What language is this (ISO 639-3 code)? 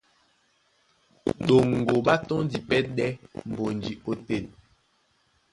dua